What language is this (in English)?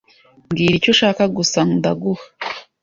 Kinyarwanda